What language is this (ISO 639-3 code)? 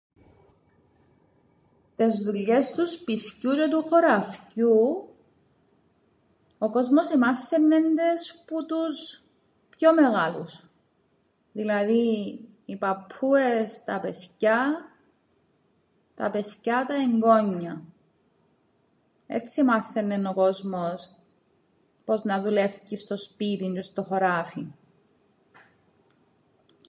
ell